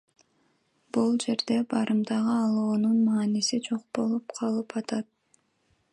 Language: Kyrgyz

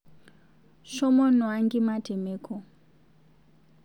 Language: Masai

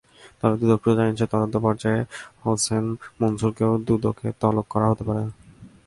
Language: Bangla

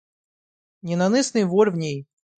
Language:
Russian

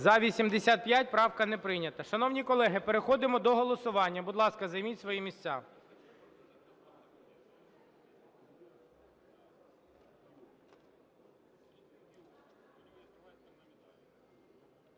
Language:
Ukrainian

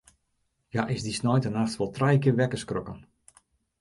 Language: Western Frisian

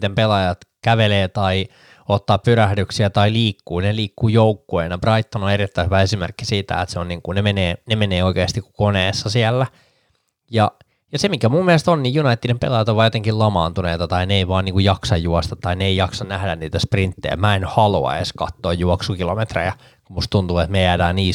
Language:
Finnish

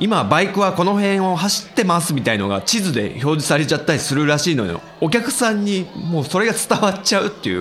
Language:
Japanese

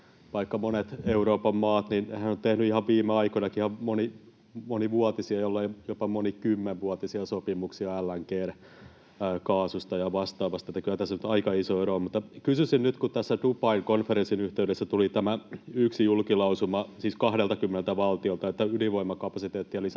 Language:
Finnish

